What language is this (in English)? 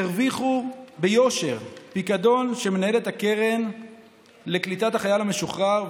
Hebrew